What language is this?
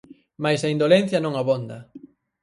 Galician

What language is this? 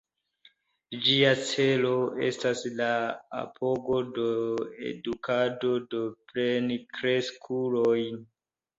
Esperanto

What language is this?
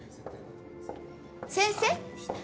Japanese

